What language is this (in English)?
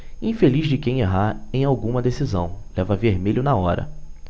Portuguese